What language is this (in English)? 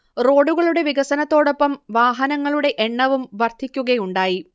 Malayalam